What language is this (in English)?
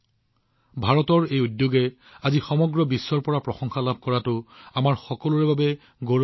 Assamese